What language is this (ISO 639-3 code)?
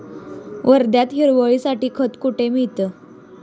mar